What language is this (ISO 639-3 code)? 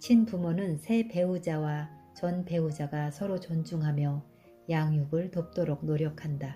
kor